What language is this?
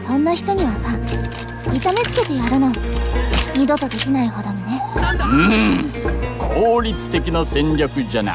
Japanese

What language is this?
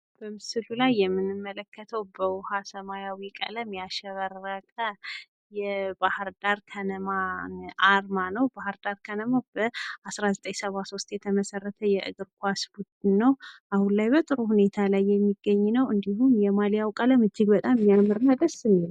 Amharic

